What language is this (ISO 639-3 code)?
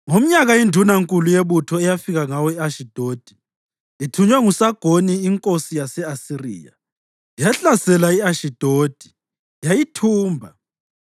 nde